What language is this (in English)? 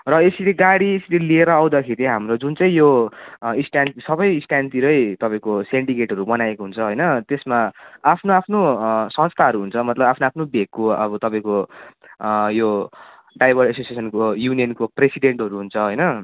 Nepali